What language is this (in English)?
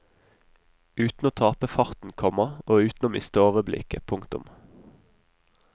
Norwegian